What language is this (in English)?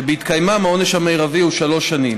Hebrew